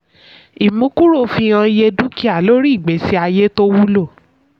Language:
Yoruba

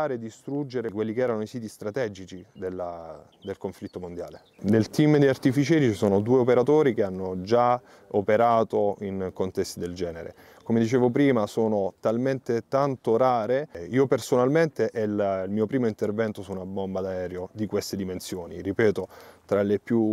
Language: Italian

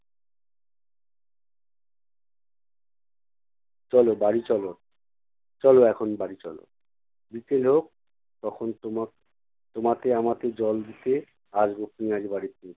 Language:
Bangla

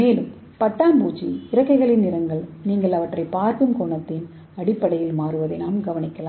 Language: Tamil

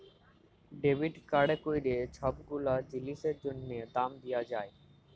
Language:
Bangla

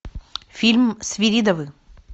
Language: Russian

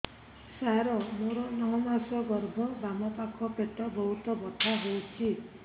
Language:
Odia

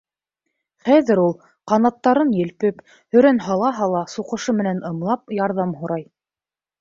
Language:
Bashkir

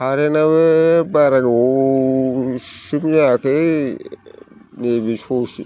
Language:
Bodo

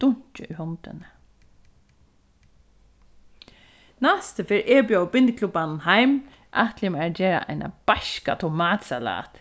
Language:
Faroese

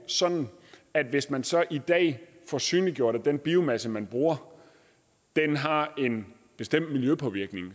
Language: Danish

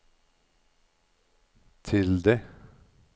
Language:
Norwegian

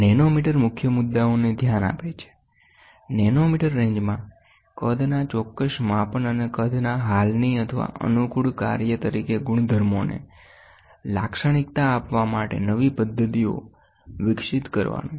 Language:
Gujarati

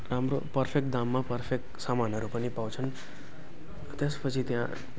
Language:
Nepali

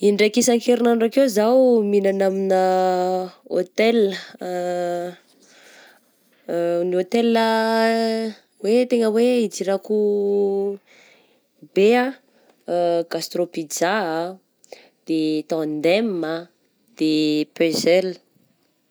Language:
Southern Betsimisaraka Malagasy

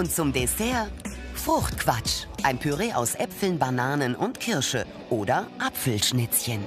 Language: German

